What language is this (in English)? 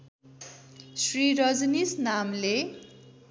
Nepali